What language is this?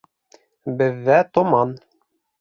Bashkir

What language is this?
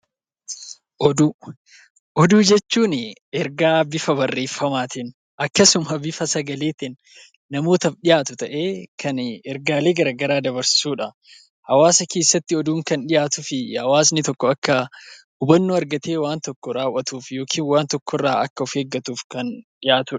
Oromo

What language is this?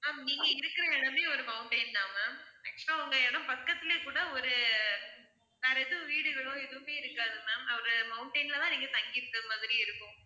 Tamil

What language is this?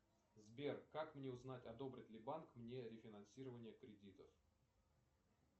Russian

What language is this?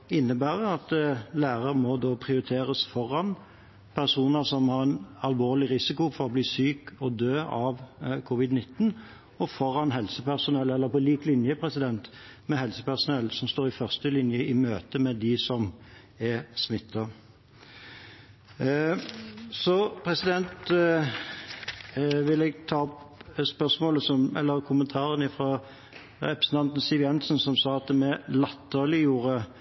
Norwegian Bokmål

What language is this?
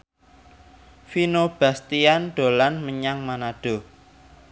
Javanese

